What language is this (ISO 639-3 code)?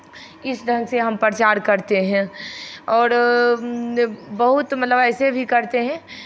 hin